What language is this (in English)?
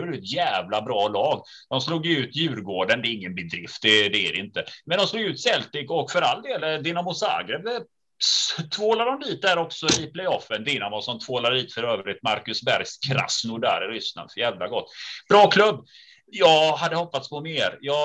Swedish